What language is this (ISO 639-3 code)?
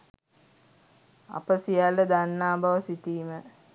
sin